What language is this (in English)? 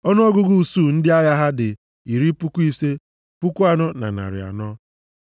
Igbo